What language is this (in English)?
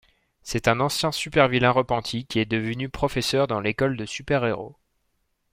French